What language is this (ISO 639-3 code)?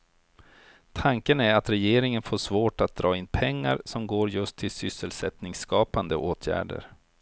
swe